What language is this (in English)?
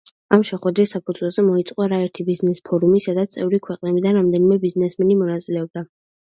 Georgian